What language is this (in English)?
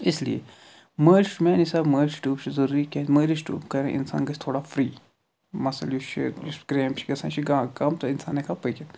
Kashmiri